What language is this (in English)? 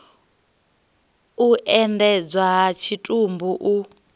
Venda